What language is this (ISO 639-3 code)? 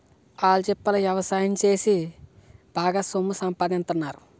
tel